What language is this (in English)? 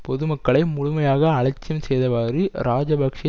Tamil